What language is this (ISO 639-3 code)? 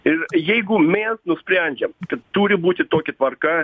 lit